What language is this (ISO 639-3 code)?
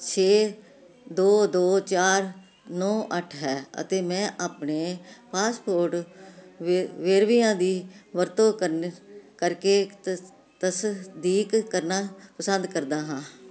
pan